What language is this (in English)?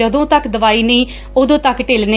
Punjabi